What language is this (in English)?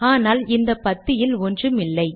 Tamil